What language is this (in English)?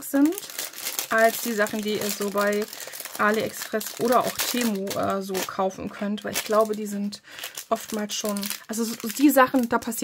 German